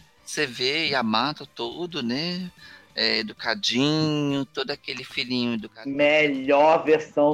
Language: Portuguese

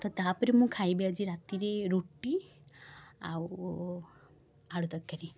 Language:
Odia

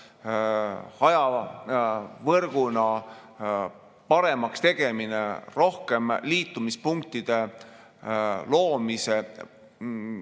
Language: Estonian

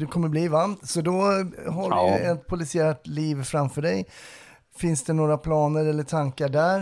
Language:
Swedish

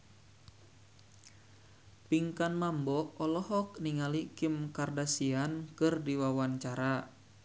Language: Sundanese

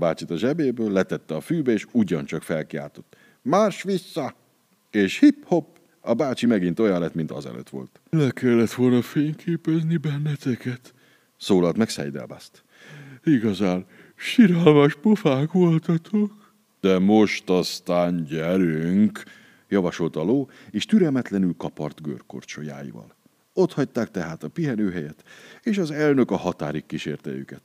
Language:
Hungarian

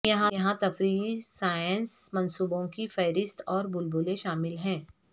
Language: Urdu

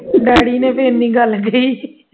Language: Punjabi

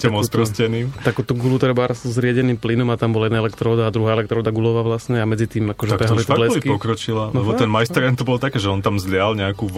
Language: Slovak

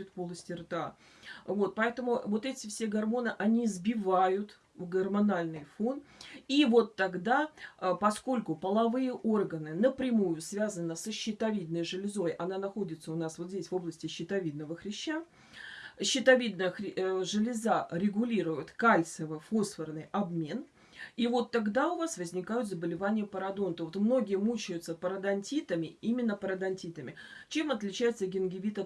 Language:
Russian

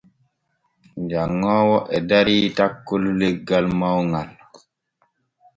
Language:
Borgu Fulfulde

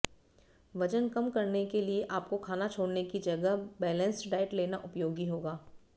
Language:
Hindi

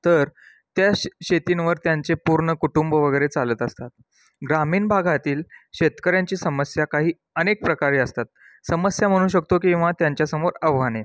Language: Marathi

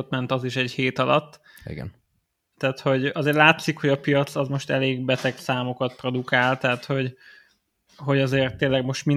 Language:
Hungarian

